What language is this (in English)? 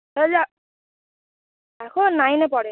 Bangla